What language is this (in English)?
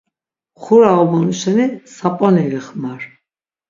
Laz